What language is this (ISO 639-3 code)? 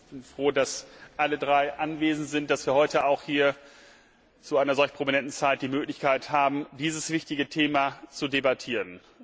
deu